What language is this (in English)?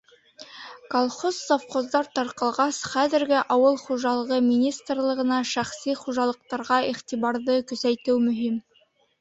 Bashkir